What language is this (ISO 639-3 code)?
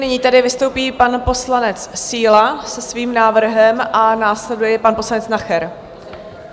ces